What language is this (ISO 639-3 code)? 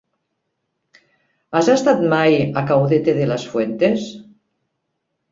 cat